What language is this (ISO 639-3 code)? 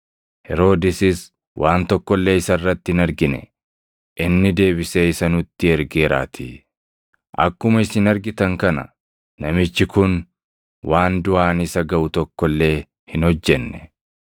orm